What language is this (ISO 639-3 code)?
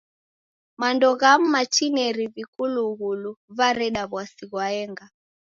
dav